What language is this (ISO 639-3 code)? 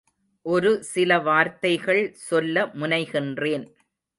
tam